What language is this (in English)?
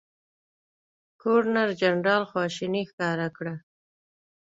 Pashto